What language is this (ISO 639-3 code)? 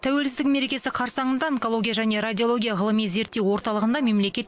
kaz